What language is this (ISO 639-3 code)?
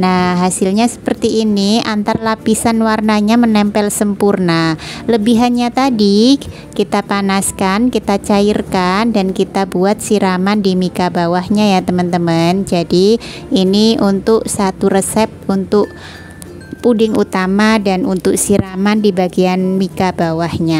ind